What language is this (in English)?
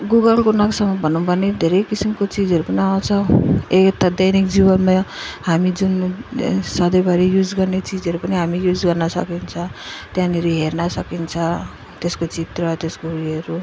Nepali